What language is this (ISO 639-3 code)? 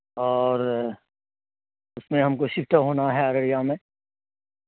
urd